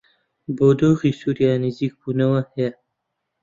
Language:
Central Kurdish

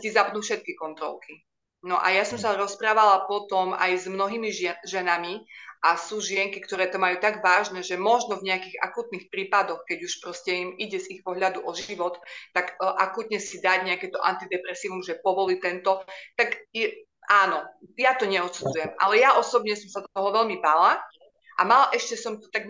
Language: Slovak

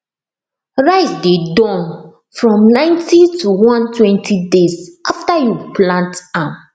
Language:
Nigerian Pidgin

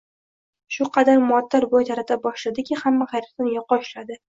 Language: Uzbek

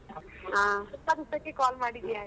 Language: Kannada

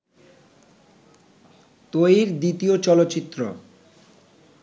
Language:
Bangla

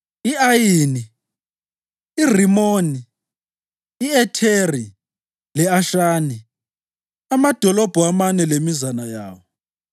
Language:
North Ndebele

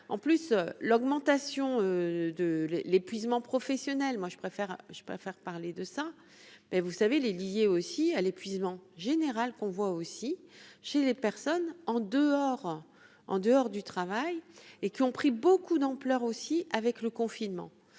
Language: French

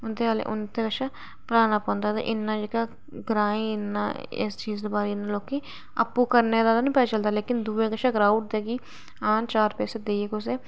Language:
Dogri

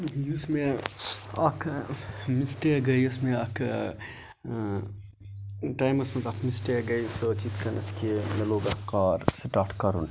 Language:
Kashmiri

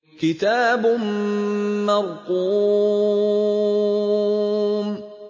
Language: Arabic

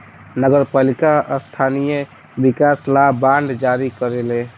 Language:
Bhojpuri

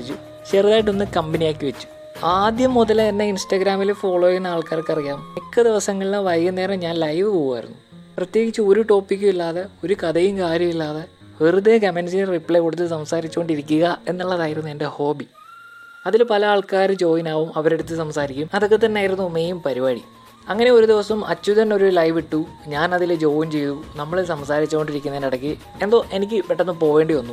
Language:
Malayalam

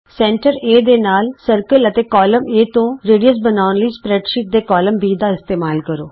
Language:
Punjabi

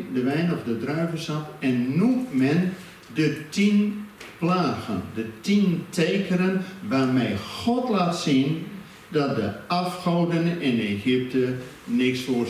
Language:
Dutch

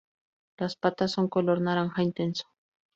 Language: Spanish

